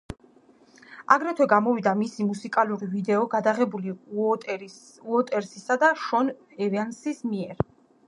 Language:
Georgian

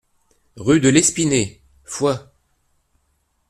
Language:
French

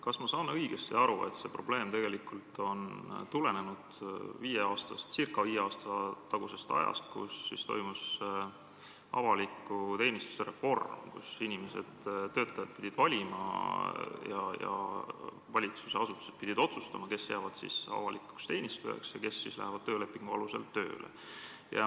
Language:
Estonian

